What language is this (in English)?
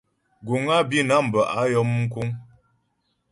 Ghomala